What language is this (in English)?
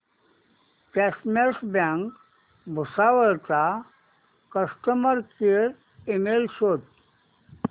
Marathi